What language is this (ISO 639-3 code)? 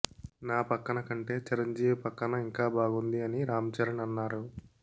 tel